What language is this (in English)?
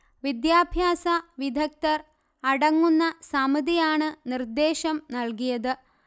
Malayalam